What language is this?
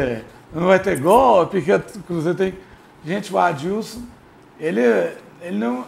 Portuguese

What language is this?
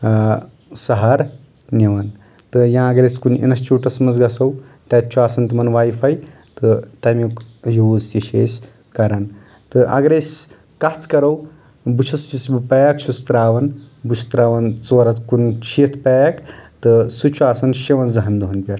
Kashmiri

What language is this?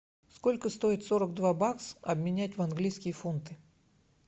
Russian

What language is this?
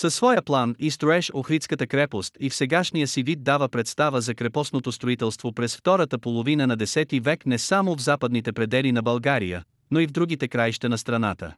Bulgarian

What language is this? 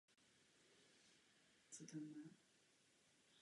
Czech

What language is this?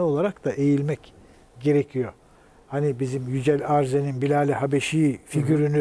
Turkish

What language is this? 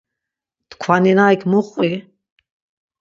Laz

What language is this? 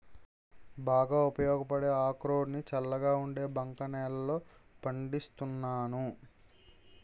Telugu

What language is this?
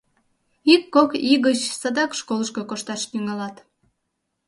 Mari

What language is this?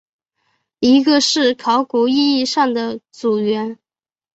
Chinese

